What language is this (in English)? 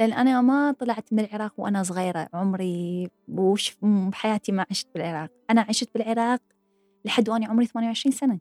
Arabic